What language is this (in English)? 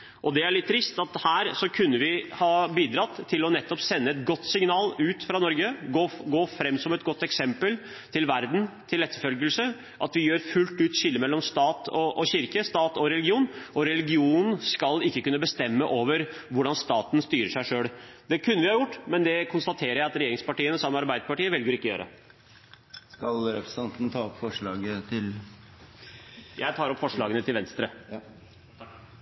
Norwegian